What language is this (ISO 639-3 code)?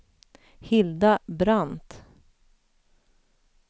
swe